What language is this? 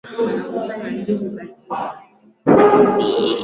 Swahili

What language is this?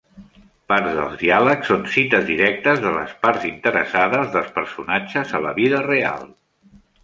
Catalan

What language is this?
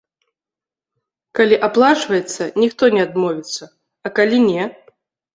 Belarusian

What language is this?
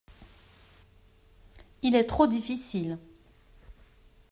French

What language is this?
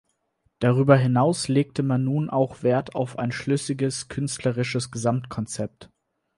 German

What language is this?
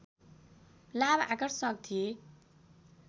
Nepali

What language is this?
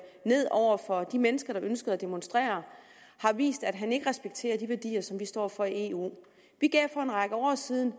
Danish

